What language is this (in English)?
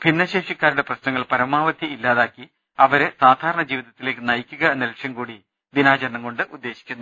Malayalam